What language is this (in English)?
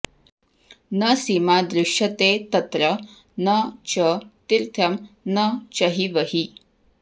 Sanskrit